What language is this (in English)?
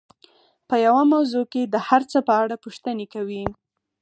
Pashto